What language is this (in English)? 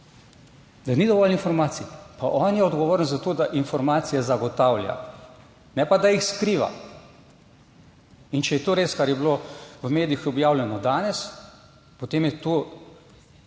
Slovenian